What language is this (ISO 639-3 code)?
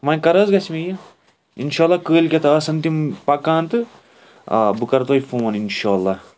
kas